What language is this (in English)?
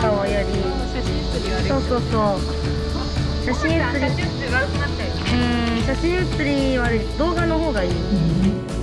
Japanese